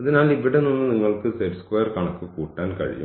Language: Malayalam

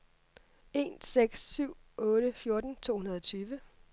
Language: Danish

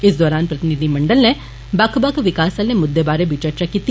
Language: Dogri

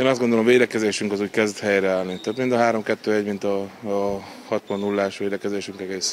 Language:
Hungarian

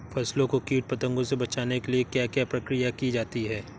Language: Hindi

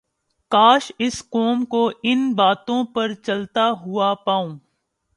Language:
Urdu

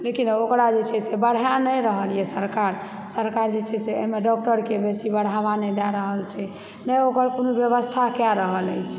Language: Maithili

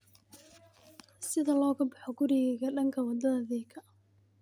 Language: Somali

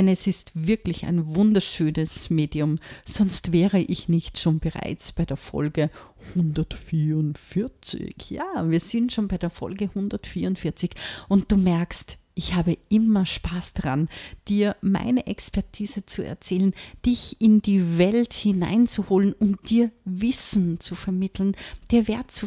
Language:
German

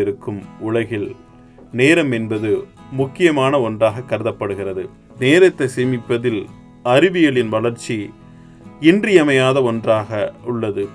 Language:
Tamil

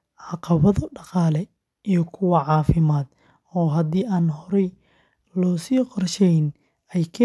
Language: Somali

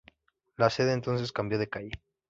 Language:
Spanish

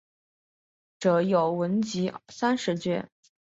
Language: Chinese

